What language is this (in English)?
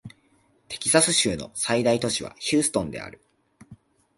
Japanese